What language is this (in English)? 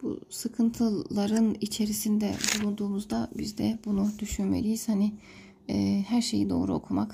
Turkish